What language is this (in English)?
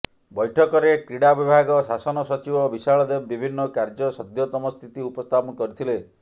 Odia